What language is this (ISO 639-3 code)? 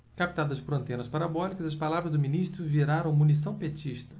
por